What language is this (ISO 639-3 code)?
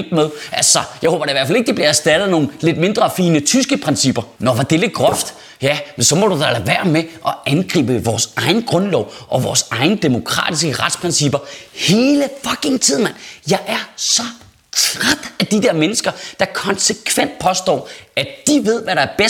dan